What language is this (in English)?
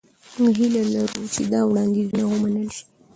Pashto